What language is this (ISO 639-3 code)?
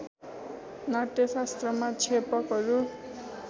nep